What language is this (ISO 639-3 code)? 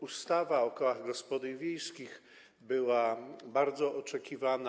pol